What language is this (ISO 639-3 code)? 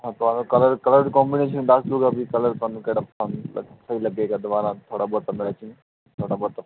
pan